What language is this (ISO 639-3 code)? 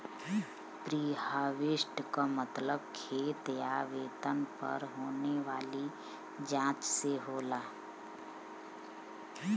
bho